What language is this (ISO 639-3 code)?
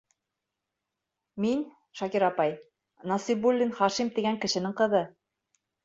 bak